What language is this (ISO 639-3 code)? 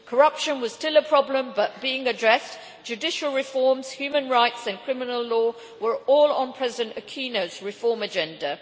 eng